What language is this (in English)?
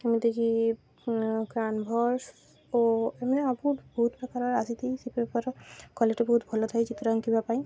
Odia